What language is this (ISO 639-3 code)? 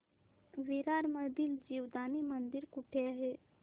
mar